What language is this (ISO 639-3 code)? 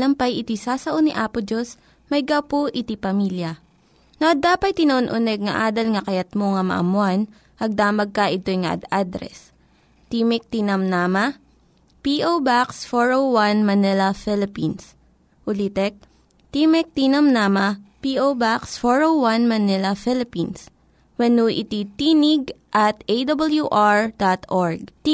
fil